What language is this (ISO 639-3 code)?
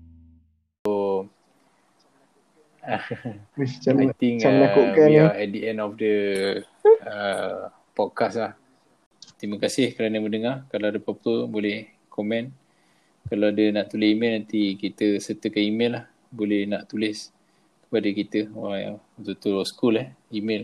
msa